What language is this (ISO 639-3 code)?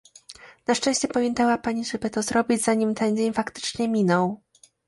pol